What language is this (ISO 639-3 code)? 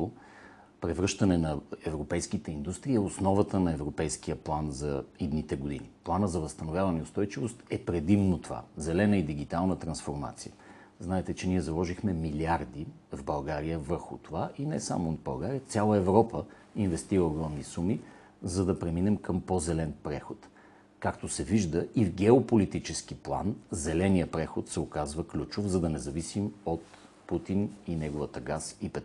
bul